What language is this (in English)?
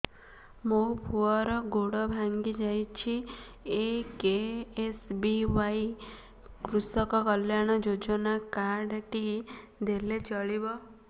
Odia